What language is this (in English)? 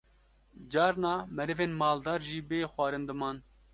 Kurdish